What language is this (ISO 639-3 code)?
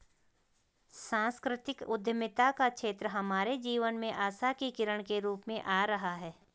hin